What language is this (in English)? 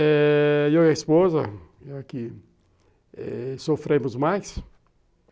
Portuguese